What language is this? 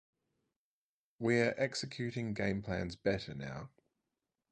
English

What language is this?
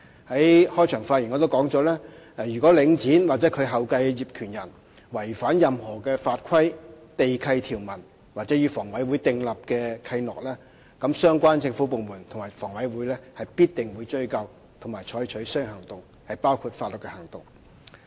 Cantonese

